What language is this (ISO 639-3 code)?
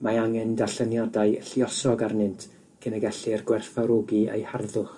cym